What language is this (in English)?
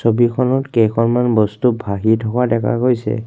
Assamese